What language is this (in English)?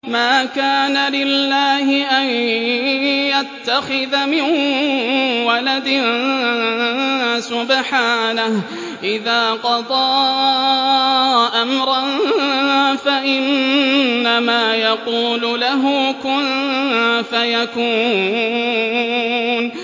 Arabic